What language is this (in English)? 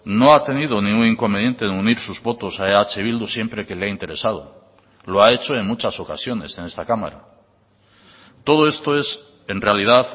Spanish